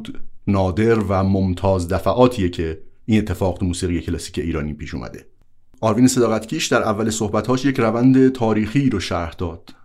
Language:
Persian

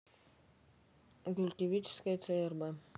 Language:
Russian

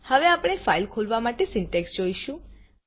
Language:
Gujarati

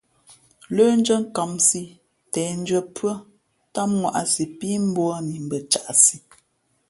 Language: Fe'fe'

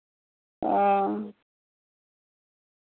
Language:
Dogri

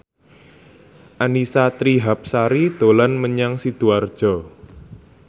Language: Javanese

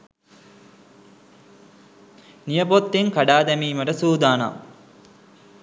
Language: Sinhala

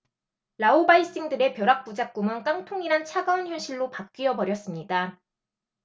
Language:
Korean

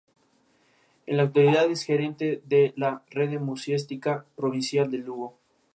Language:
Spanish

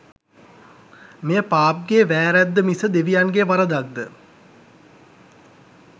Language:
Sinhala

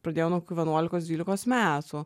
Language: Lithuanian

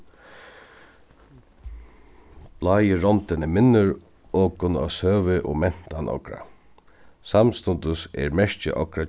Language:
Faroese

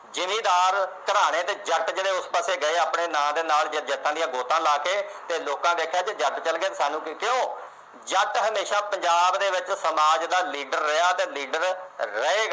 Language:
Punjabi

